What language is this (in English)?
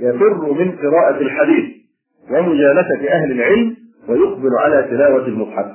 Arabic